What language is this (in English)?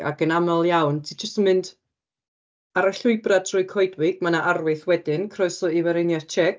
Welsh